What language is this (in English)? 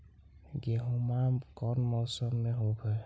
Magahi